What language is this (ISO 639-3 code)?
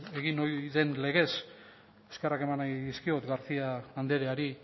eus